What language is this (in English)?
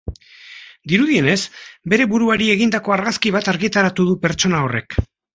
Basque